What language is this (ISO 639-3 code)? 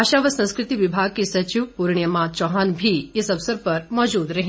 hin